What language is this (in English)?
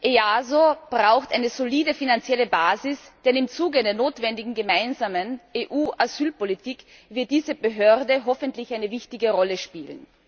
German